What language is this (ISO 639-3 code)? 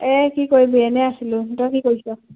asm